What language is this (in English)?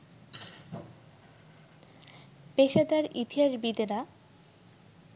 Bangla